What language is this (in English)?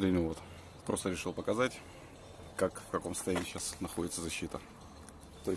Russian